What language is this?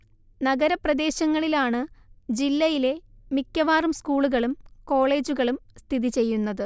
Malayalam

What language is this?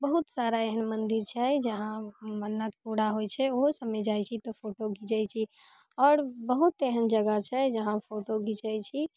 Maithili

